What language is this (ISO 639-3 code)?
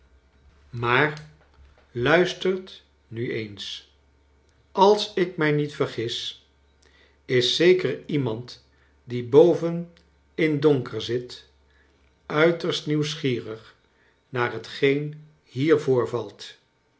nld